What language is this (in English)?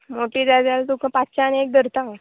Konkani